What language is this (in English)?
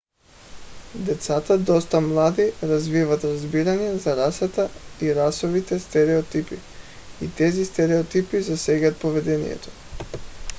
Bulgarian